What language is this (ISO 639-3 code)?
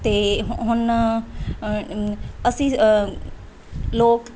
pan